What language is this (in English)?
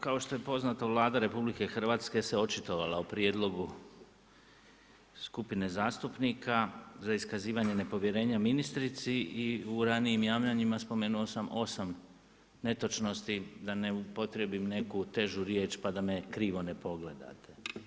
Croatian